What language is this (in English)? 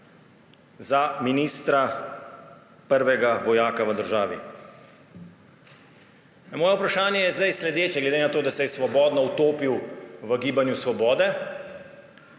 Slovenian